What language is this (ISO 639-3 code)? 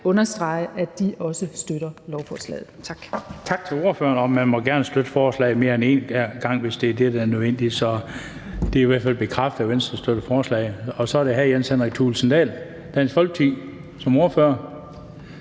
dan